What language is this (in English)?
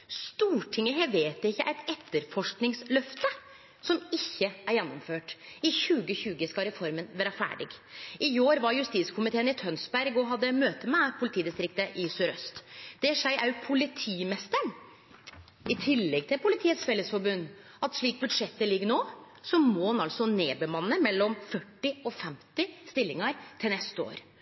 Norwegian Nynorsk